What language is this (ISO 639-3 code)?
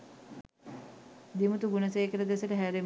sin